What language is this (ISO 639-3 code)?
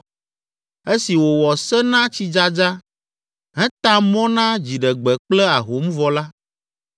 ewe